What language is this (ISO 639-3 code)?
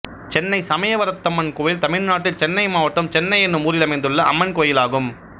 tam